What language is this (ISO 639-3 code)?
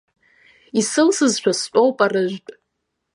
abk